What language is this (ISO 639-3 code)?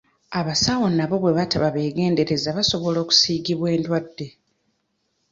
lug